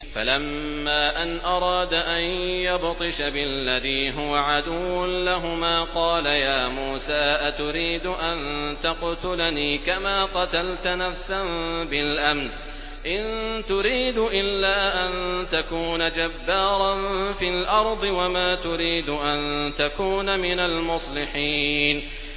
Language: Arabic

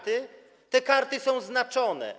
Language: Polish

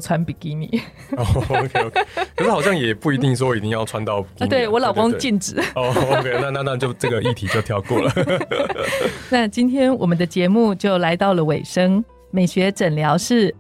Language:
Chinese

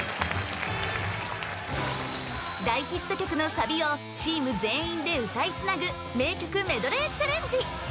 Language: Japanese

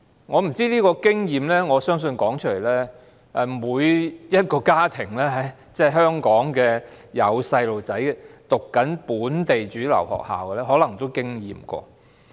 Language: Cantonese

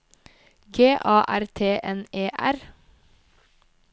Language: Norwegian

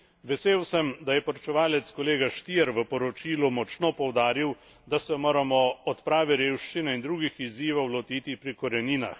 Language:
Slovenian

